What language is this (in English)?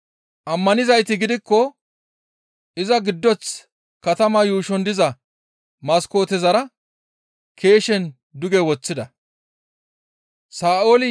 Gamo